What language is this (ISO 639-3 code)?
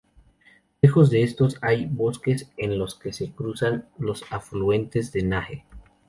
spa